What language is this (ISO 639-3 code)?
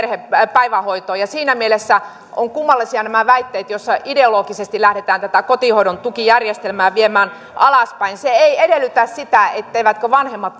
fin